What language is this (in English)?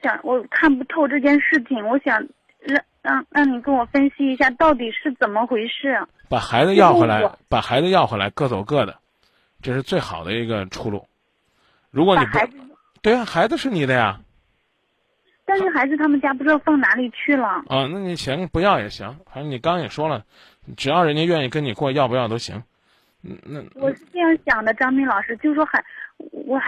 Chinese